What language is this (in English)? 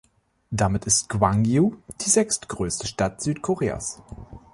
German